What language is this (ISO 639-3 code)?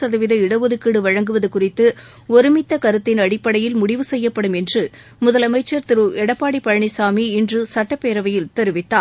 tam